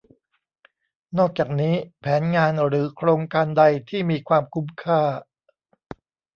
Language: Thai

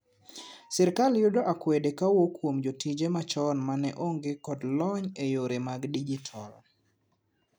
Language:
Luo (Kenya and Tanzania)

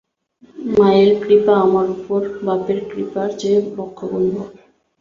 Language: Bangla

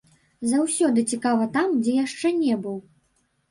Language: Belarusian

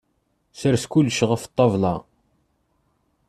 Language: Kabyle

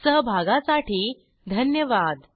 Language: Marathi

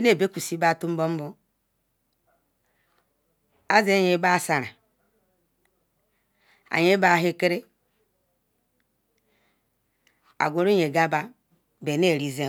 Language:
Ikwere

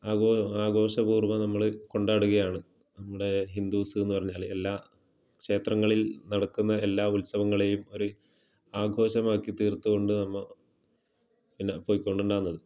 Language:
Malayalam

